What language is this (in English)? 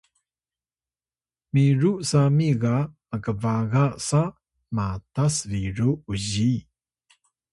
Atayal